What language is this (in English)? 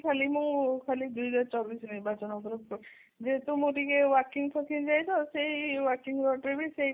Odia